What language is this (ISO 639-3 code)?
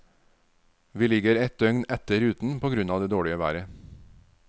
nor